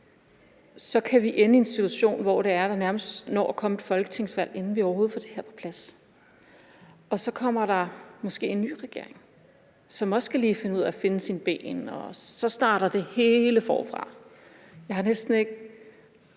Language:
Danish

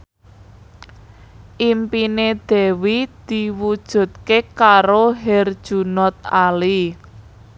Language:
Javanese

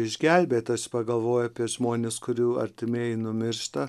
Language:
Lithuanian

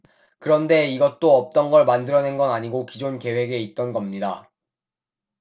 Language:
Korean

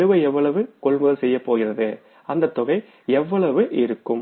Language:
Tamil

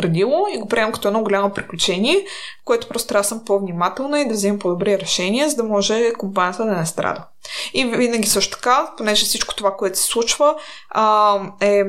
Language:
Bulgarian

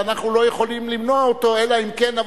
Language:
Hebrew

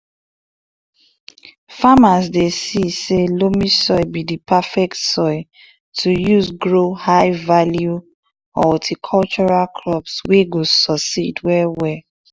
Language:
Nigerian Pidgin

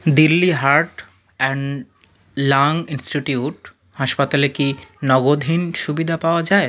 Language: Bangla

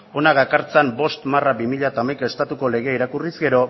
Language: Basque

